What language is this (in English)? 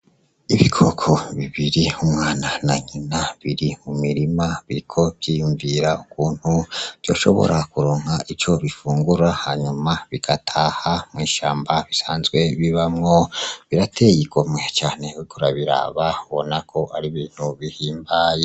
Rundi